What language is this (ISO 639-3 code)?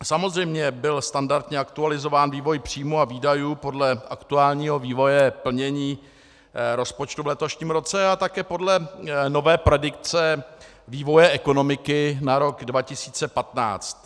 ces